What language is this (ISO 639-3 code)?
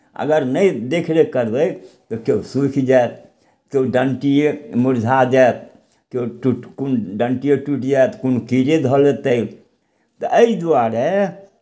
mai